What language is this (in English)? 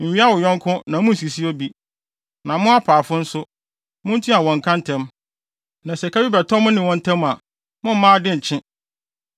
Akan